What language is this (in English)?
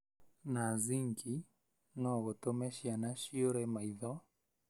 Kikuyu